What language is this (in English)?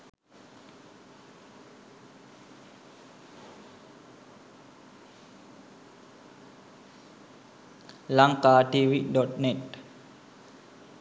Sinhala